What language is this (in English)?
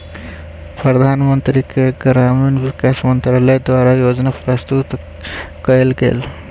Maithili